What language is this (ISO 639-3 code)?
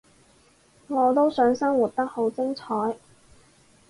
yue